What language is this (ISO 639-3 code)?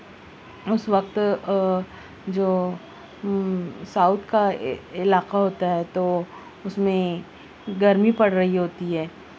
urd